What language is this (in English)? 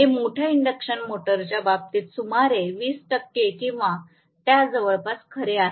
Marathi